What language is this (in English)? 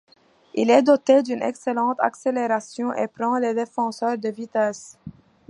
French